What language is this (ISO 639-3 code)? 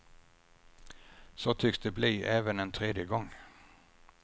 swe